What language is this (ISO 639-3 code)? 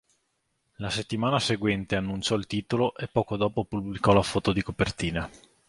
ita